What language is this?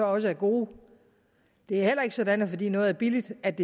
Danish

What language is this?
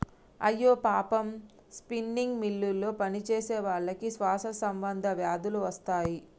Telugu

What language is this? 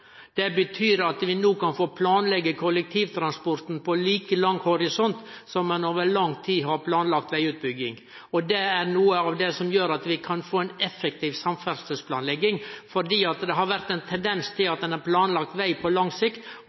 Norwegian Nynorsk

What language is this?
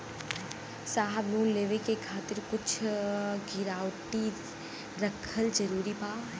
Bhojpuri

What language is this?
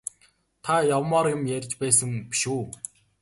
Mongolian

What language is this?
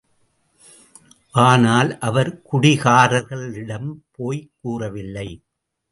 Tamil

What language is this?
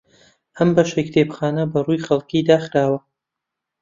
Central Kurdish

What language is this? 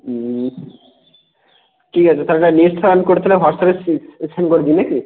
Bangla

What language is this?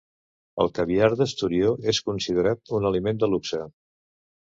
Catalan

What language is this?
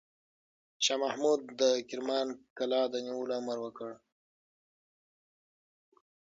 Pashto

